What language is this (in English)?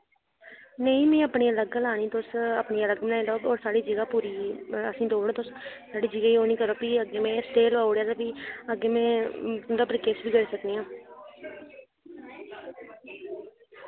Dogri